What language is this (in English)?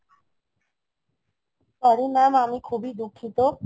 Bangla